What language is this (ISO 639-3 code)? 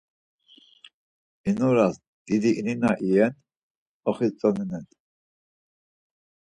lzz